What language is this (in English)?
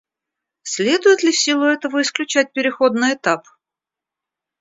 Russian